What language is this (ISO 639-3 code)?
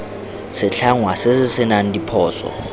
tsn